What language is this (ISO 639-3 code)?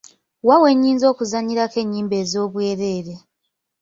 lug